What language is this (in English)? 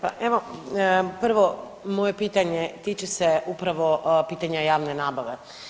Croatian